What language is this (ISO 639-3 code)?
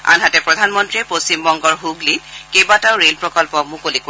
asm